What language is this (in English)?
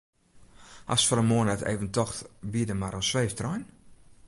Western Frisian